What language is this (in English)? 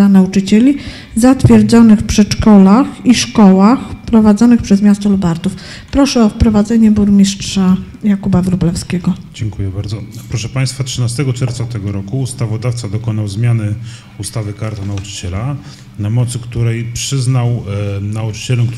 Polish